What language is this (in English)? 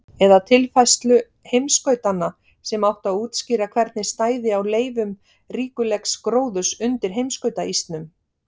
Icelandic